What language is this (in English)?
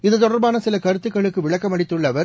Tamil